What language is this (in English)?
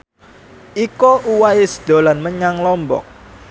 Javanese